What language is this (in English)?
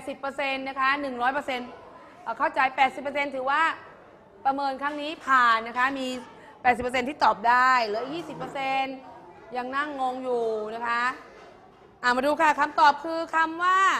Thai